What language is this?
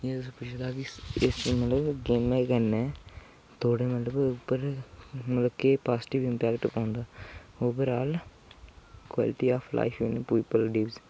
Dogri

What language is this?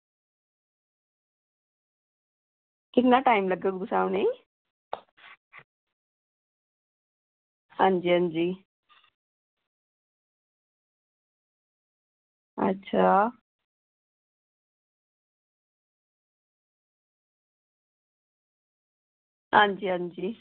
Dogri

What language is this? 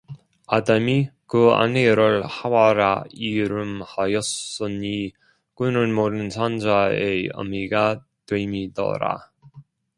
Korean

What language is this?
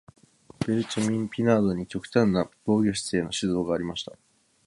Japanese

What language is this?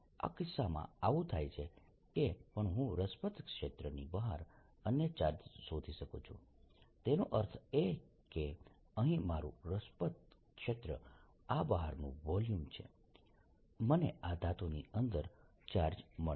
Gujarati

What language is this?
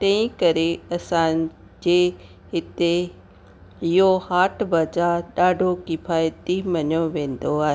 Sindhi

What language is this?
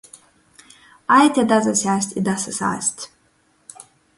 Latgalian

